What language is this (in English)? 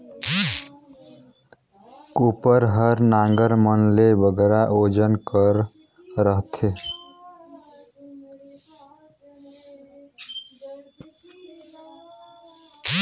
Chhattisgarhi